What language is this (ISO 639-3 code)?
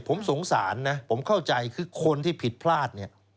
tha